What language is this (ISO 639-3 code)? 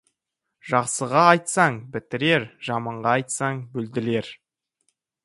kaz